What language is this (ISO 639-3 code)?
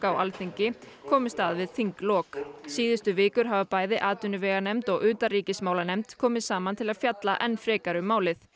isl